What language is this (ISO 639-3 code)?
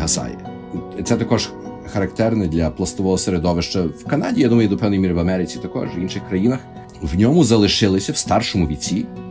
ukr